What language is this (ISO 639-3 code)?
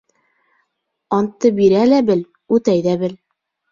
bak